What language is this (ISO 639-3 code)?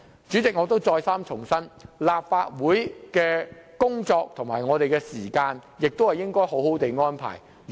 yue